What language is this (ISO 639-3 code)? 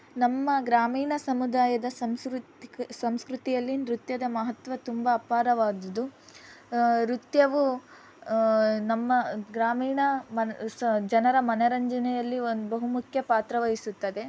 kan